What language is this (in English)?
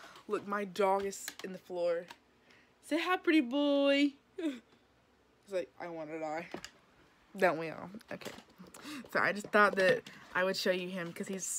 English